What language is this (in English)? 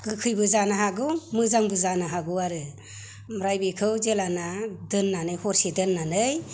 Bodo